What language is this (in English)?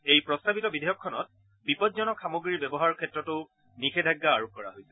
Assamese